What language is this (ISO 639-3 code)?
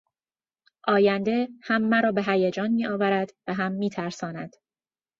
fas